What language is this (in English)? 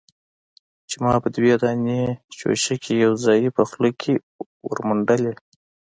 Pashto